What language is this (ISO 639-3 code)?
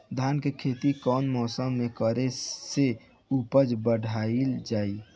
bho